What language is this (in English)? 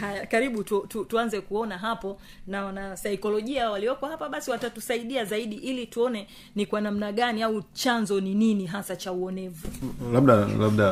Swahili